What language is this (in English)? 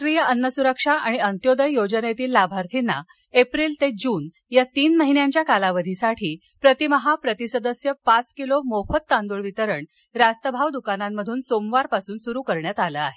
Marathi